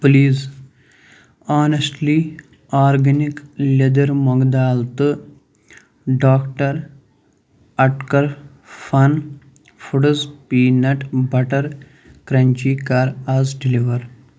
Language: Kashmiri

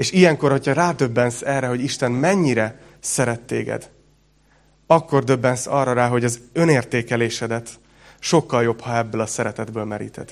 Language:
Hungarian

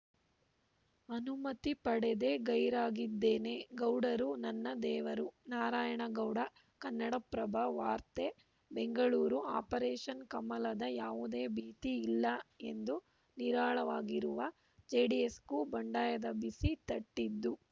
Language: Kannada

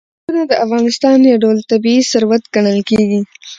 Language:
Pashto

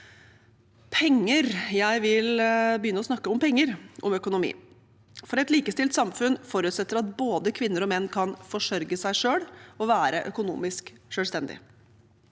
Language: Norwegian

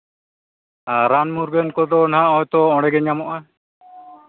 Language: Santali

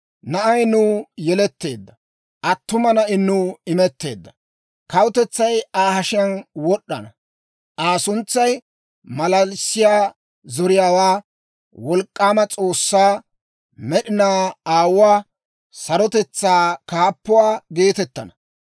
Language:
Dawro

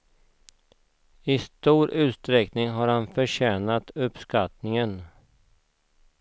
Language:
Swedish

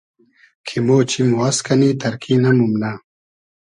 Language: Hazaragi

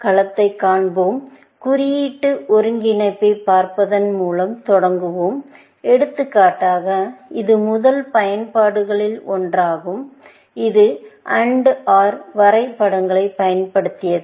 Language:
Tamil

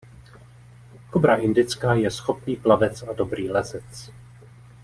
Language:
Czech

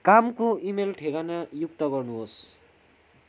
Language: Nepali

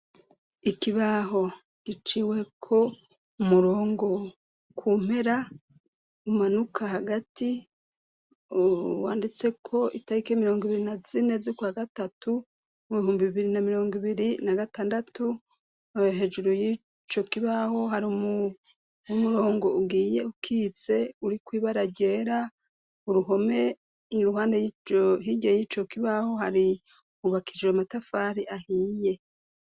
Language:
Rundi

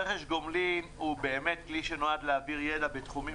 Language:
Hebrew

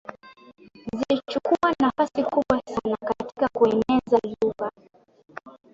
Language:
Swahili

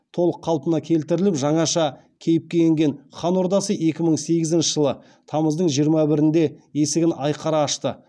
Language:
Kazakh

